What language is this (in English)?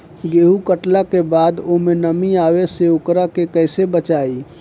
Bhojpuri